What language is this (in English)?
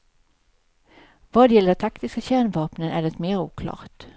Swedish